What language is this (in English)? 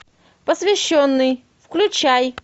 Russian